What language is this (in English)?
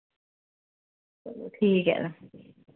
Dogri